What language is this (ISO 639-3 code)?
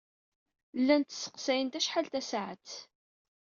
kab